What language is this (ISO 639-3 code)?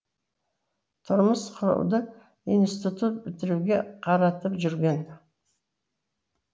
kaz